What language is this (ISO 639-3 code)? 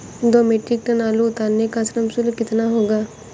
hin